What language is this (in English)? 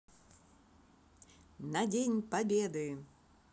Russian